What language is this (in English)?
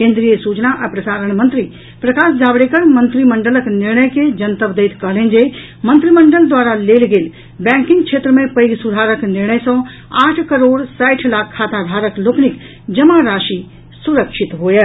Maithili